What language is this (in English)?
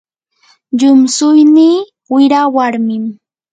Yanahuanca Pasco Quechua